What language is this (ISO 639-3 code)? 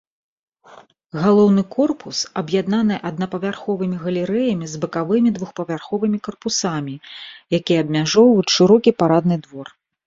bel